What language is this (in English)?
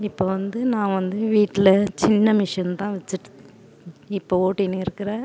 Tamil